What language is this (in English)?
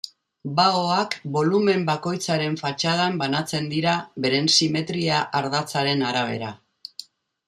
Basque